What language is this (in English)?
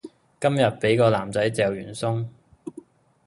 Cantonese